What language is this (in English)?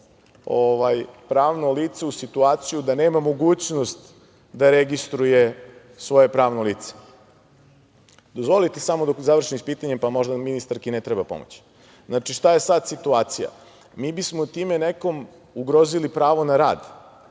Serbian